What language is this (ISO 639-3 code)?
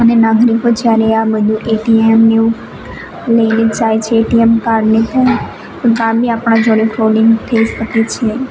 guj